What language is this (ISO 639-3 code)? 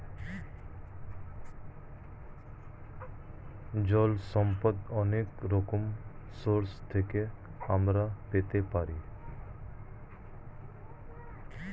ben